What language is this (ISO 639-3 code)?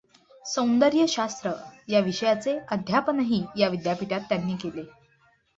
mar